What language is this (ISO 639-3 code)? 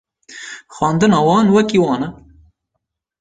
kur